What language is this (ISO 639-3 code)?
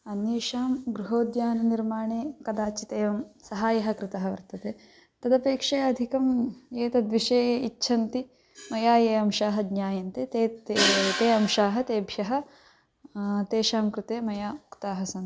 san